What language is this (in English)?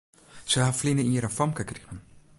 Western Frisian